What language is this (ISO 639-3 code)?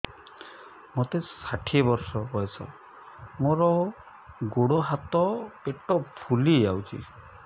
ori